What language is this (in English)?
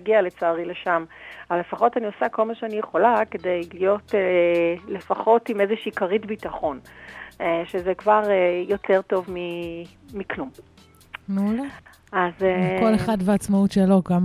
Hebrew